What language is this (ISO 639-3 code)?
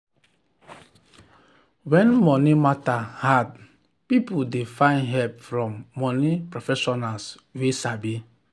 pcm